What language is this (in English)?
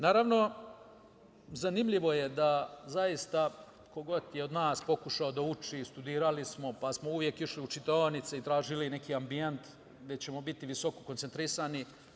Serbian